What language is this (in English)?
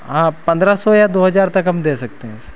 Hindi